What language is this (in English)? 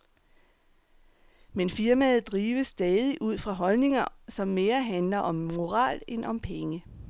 Danish